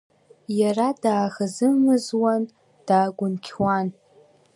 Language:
Abkhazian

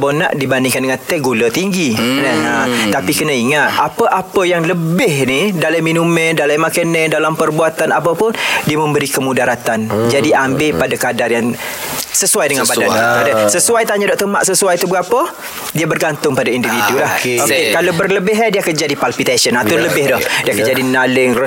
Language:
Malay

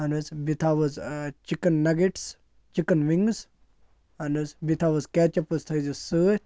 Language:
Kashmiri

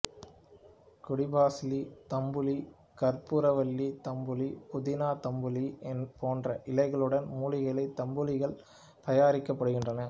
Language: Tamil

